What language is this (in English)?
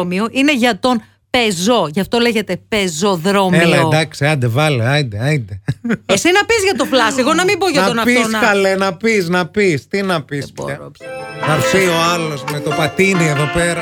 Greek